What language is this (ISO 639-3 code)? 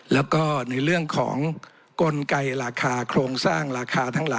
tha